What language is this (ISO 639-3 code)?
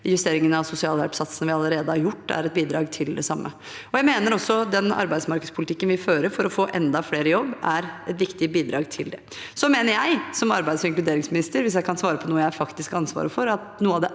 nor